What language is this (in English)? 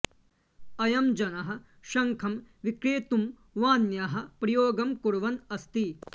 Sanskrit